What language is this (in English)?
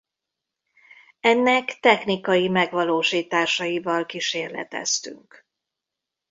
Hungarian